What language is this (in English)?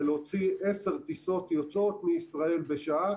Hebrew